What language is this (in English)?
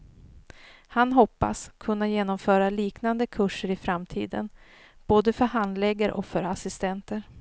Swedish